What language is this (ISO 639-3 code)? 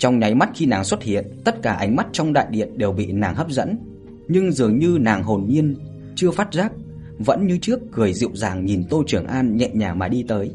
vie